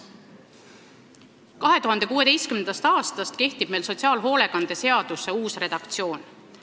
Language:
Estonian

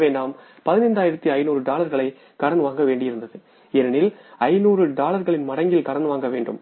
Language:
Tamil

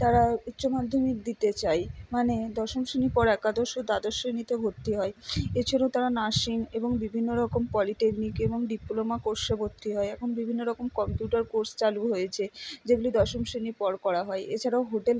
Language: Bangla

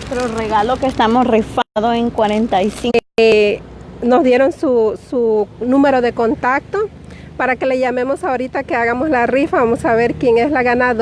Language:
Spanish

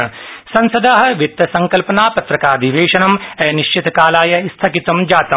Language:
Sanskrit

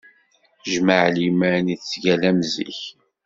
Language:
Kabyle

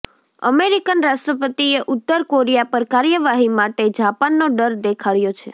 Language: Gujarati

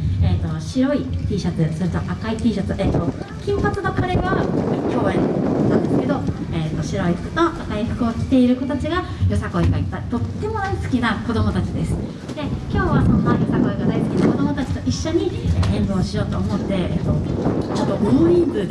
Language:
Japanese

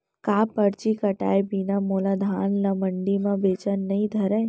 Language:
Chhattisgarhi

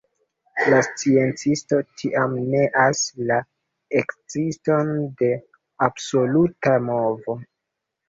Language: Esperanto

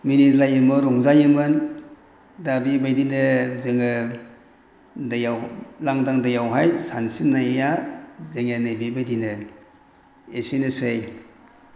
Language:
Bodo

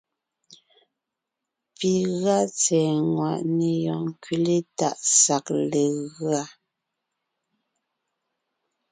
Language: Ngiemboon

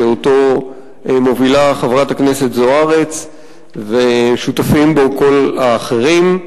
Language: Hebrew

